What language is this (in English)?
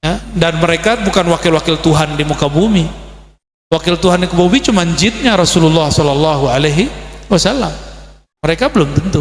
Indonesian